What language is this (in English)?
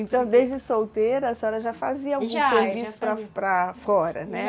Portuguese